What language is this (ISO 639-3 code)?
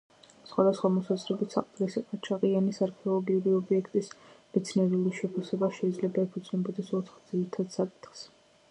kat